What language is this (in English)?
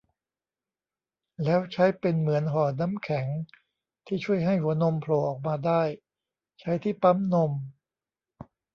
Thai